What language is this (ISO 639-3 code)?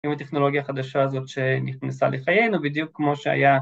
heb